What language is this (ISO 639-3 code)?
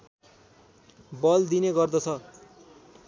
nep